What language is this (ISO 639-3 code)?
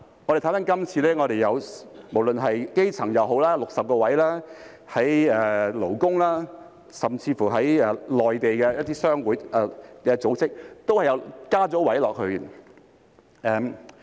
yue